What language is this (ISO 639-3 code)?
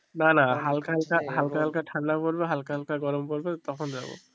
ben